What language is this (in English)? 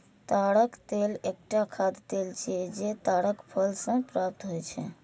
Maithili